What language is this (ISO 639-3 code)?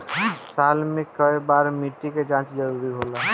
bho